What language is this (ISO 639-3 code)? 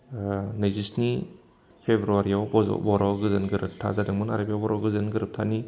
brx